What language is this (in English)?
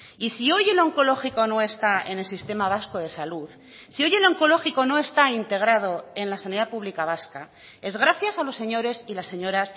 Spanish